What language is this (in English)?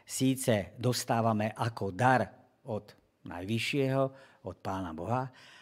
Slovak